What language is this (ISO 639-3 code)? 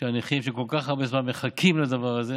heb